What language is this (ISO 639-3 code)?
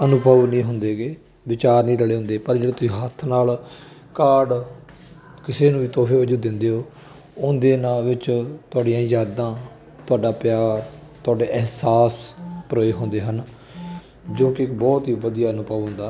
pan